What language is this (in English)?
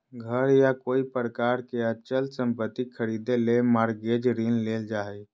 Magahi